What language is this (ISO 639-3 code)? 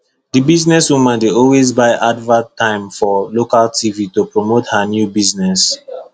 pcm